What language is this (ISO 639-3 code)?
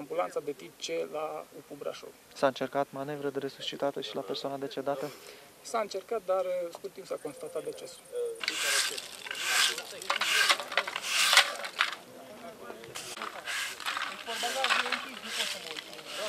ron